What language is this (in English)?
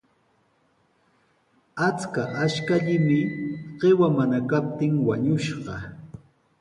Sihuas Ancash Quechua